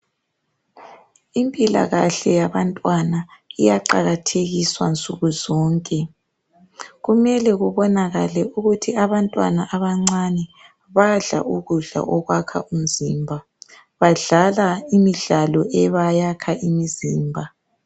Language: North Ndebele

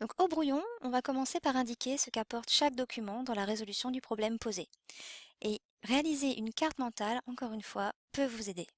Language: French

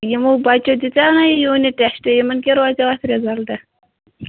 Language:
Kashmiri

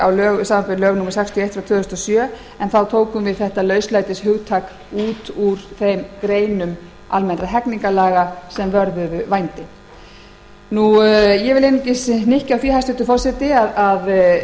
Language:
Icelandic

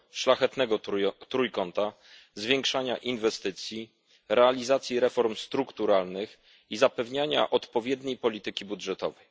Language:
Polish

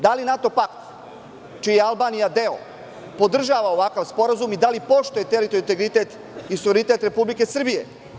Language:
Serbian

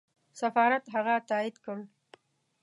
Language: Pashto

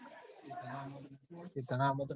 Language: Gujarati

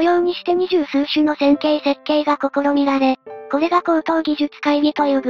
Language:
Japanese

